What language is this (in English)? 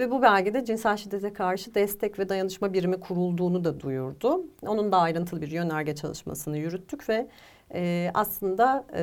Turkish